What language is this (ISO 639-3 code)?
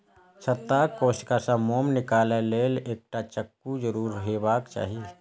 mai